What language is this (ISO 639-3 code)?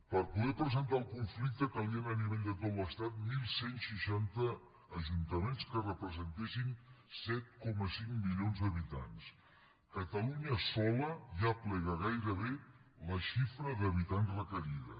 cat